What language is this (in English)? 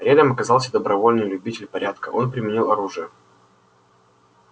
Russian